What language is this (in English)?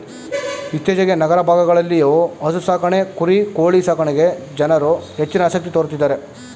Kannada